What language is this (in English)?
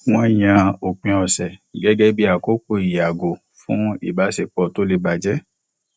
Yoruba